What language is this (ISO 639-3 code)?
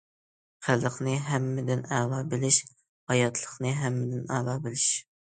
uig